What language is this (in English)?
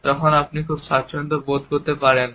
Bangla